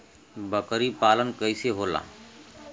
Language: Bhojpuri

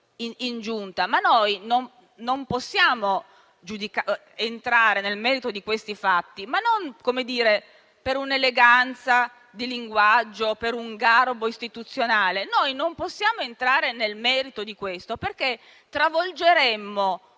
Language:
Italian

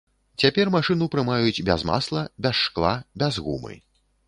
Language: Belarusian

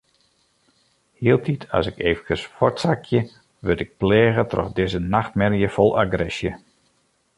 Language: Western Frisian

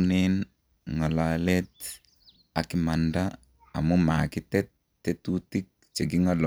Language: Kalenjin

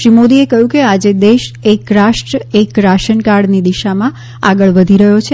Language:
Gujarati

